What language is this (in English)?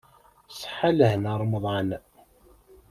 Kabyle